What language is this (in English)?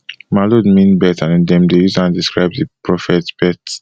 Nigerian Pidgin